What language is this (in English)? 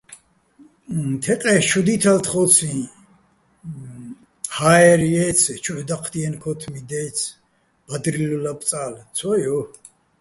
Bats